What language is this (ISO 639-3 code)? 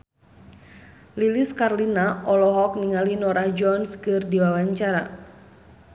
sun